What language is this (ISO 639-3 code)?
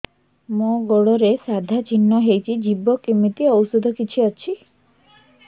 ori